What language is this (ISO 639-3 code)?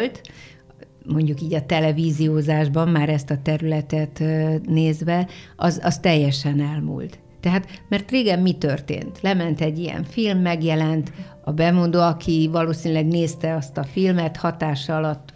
hun